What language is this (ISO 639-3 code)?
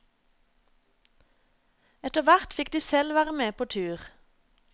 nor